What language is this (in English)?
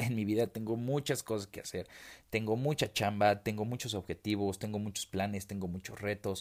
Spanish